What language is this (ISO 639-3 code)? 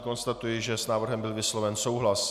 ces